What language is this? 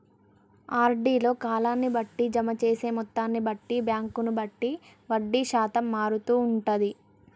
Telugu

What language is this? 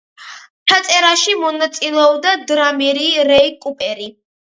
Georgian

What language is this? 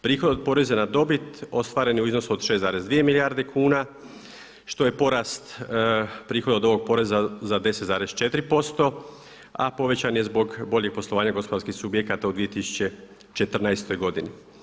Croatian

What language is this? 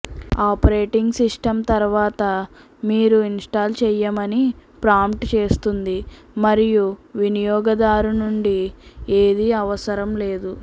Telugu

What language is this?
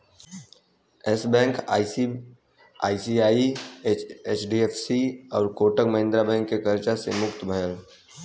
Bhojpuri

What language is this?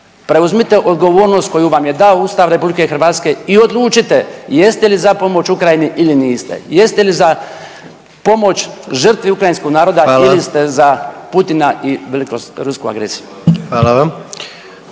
Croatian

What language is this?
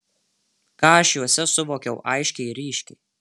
Lithuanian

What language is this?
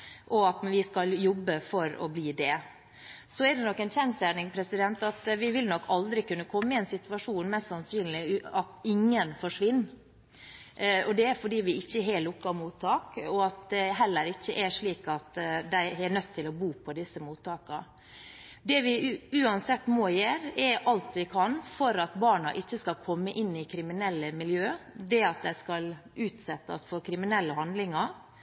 Norwegian Bokmål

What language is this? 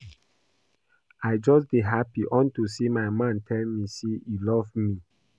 Nigerian Pidgin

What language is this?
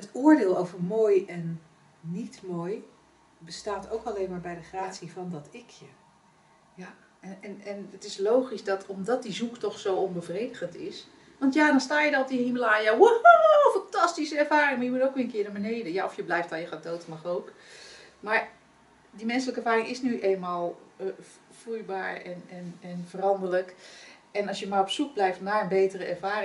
Dutch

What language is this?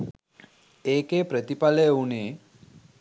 Sinhala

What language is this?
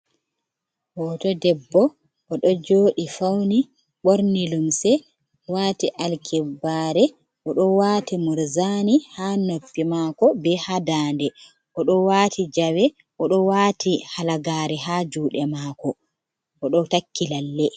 Fula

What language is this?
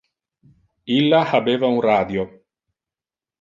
Interlingua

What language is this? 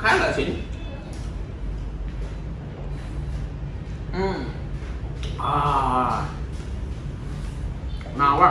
Vietnamese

